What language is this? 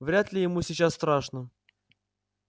Russian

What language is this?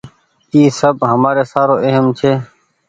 Goaria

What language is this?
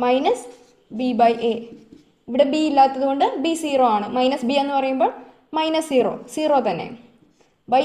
Malayalam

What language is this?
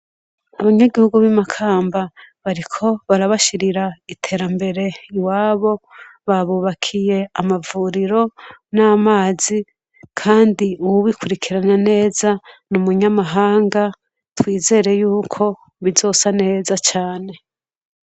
Rundi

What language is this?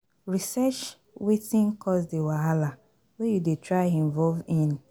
Nigerian Pidgin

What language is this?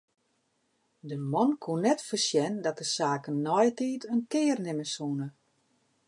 Western Frisian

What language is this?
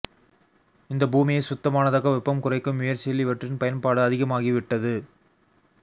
Tamil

